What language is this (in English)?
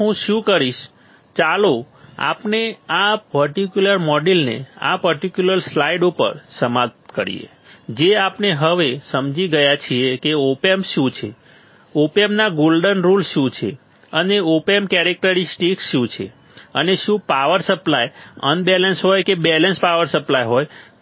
Gujarati